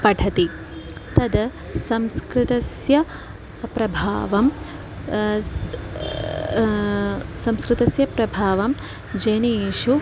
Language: Sanskrit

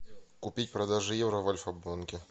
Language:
Russian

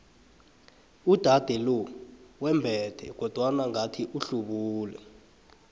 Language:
South Ndebele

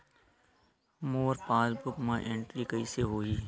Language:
Chhattisgarhi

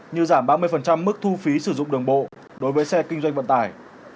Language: Vietnamese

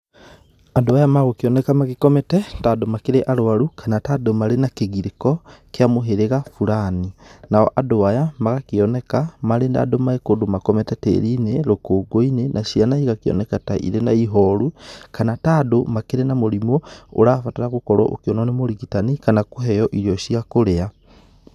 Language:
Kikuyu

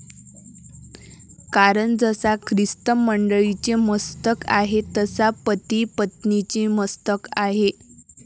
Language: Marathi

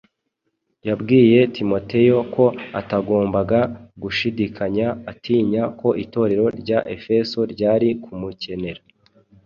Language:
Kinyarwanda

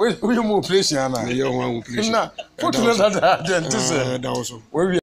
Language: Dutch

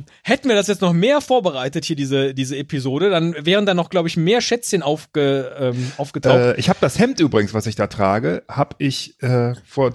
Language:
German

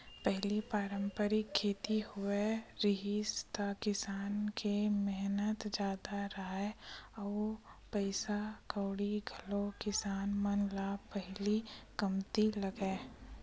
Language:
Chhattisgarhi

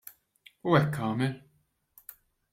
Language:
Maltese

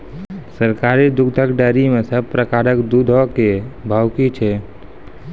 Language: Maithili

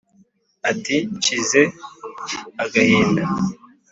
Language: Kinyarwanda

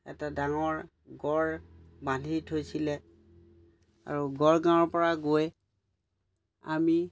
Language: Assamese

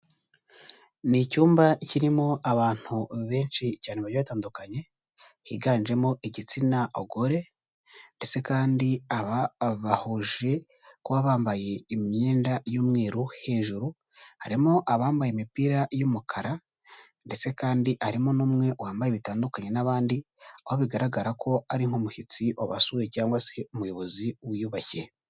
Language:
Kinyarwanda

